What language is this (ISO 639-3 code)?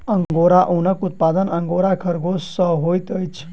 mai